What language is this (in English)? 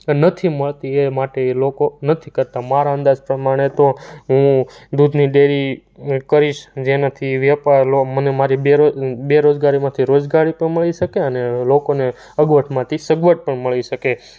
Gujarati